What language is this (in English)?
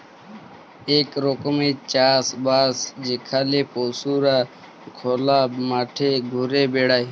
Bangla